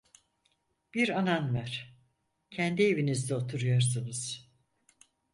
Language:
Turkish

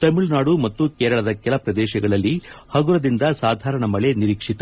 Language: Kannada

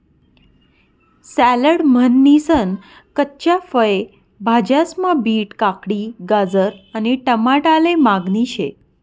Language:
Marathi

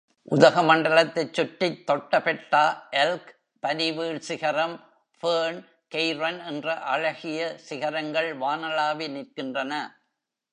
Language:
Tamil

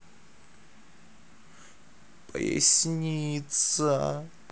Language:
Russian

